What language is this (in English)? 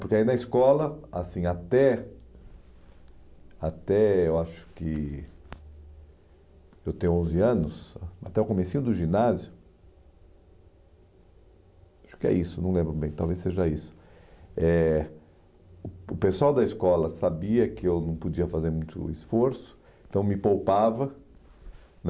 Portuguese